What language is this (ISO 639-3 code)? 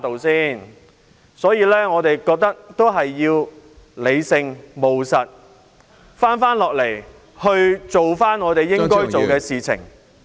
yue